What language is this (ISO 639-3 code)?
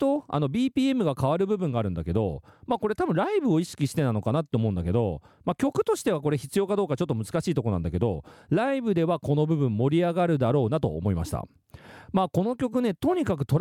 jpn